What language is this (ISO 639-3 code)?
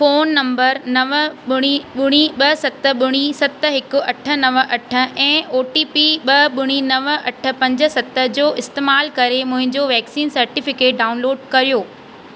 snd